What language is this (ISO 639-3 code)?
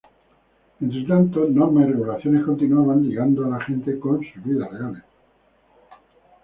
spa